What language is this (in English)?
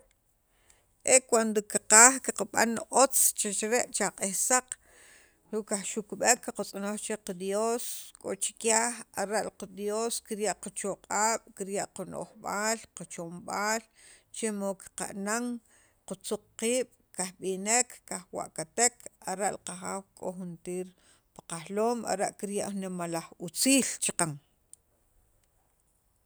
Sacapulteco